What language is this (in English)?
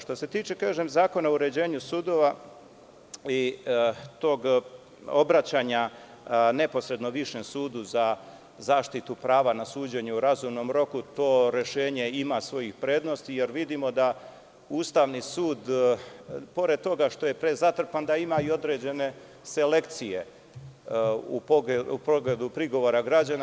Serbian